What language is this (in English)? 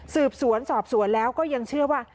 Thai